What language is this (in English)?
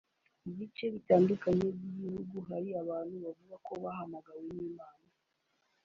Kinyarwanda